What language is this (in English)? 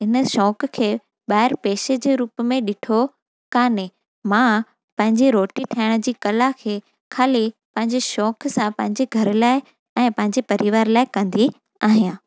Sindhi